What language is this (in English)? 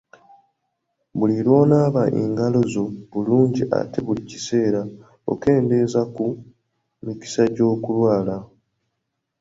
Ganda